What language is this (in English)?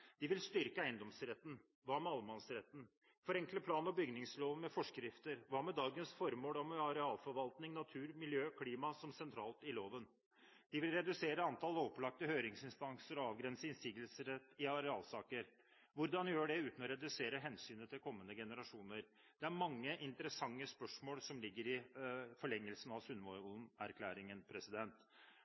Norwegian Bokmål